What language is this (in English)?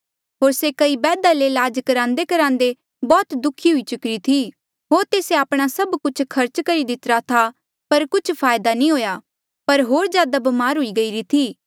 Mandeali